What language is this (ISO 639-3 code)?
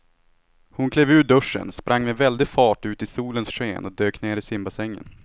swe